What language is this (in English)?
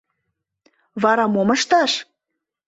Mari